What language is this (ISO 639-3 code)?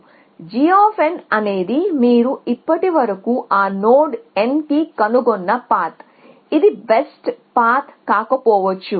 tel